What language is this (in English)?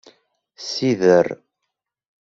Kabyle